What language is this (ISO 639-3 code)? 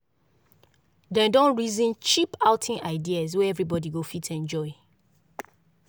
pcm